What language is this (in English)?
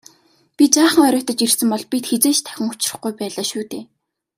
Mongolian